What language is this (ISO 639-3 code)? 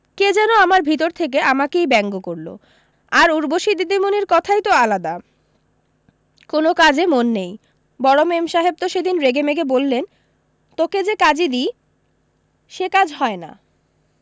ben